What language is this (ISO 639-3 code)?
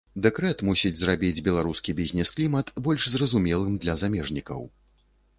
bel